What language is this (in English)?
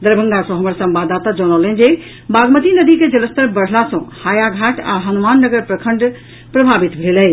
Maithili